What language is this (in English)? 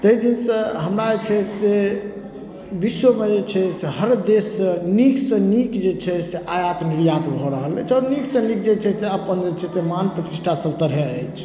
Maithili